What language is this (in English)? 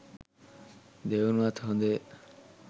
Sinhala